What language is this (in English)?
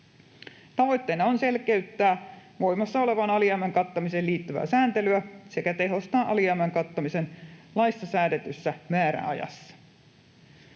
Finnish